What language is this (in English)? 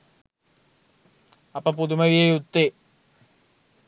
Sinhala